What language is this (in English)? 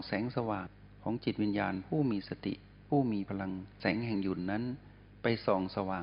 Thai